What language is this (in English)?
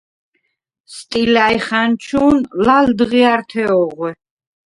Svan